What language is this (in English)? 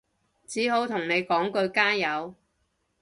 Cantonese